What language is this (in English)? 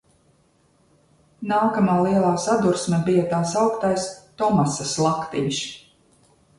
Latvian